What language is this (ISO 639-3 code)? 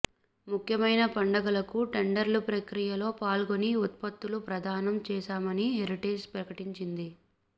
tel